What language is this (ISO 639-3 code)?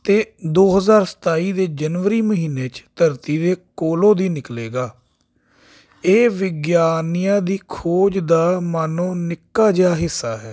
pan